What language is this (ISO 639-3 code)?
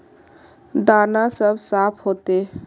mag